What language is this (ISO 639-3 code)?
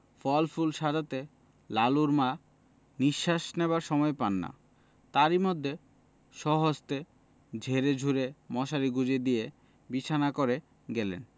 ben